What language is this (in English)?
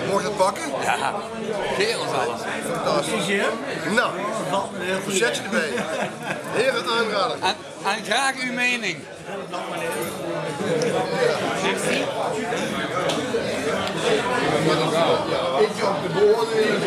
Dutch